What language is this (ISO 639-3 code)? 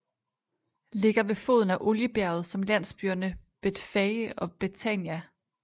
dan